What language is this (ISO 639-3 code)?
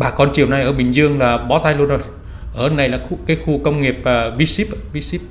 vie